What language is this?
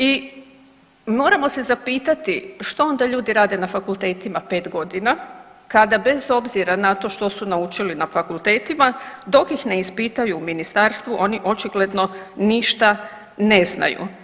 Croatian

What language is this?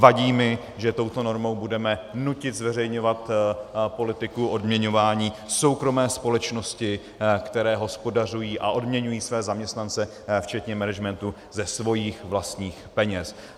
Czech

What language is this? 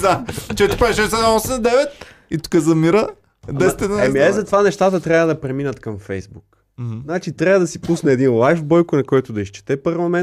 Bulgarian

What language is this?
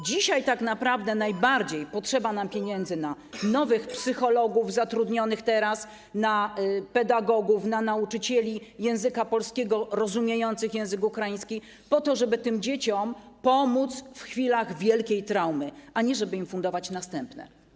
Polish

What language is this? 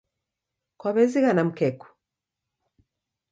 Taita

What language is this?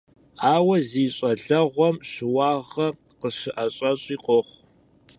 Kabardian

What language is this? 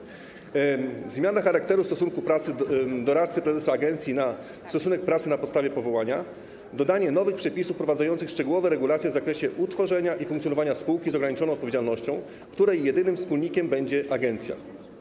Polish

